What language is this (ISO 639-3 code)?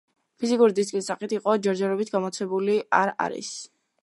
kat